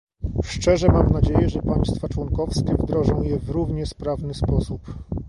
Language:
Polish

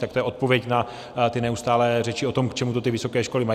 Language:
Czech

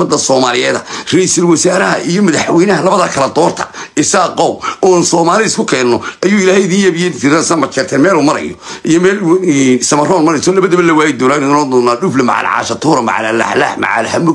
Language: Arabic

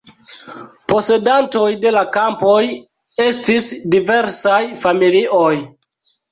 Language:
Esperanto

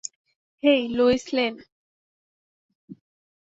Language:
Bangla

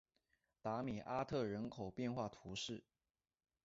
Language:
Chinese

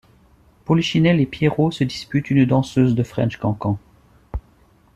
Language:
French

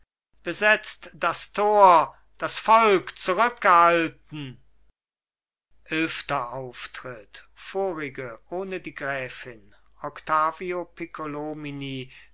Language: German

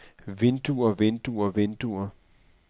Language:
Danish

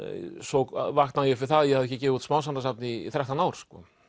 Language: Icelandic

